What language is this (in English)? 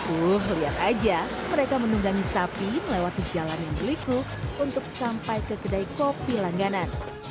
Indonesian